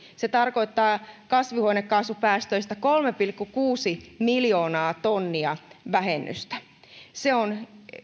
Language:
Finnish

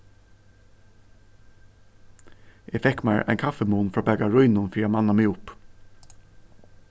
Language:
Faroese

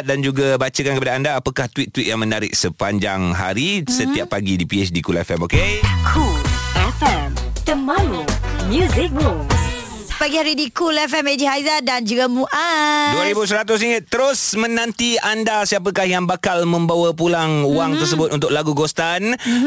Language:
Malay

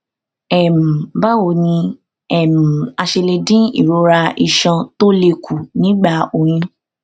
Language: Yoruba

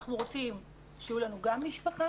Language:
Hebrew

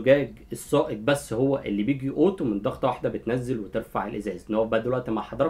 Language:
Arabic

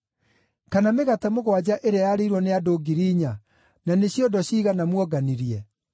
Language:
Kikuyu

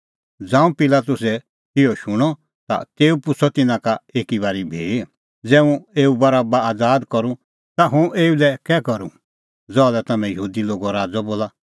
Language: Kullu Pahari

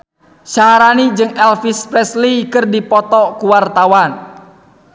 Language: Sundanese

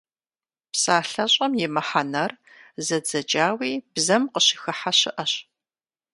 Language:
Kabardian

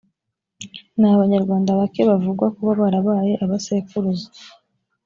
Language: Kinyarwanda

